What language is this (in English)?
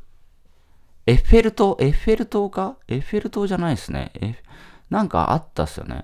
Japanese